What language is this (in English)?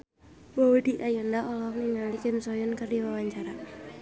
Sundanese